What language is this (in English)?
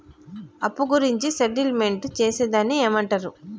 Telugu